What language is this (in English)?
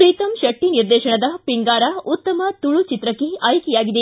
Kannada